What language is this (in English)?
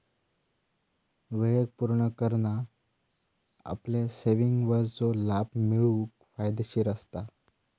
Marathi